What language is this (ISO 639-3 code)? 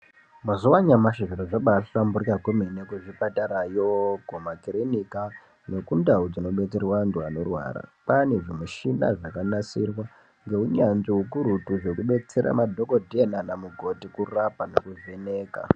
ndc